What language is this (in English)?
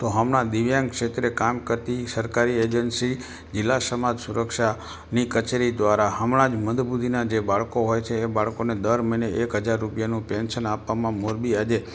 Gujarati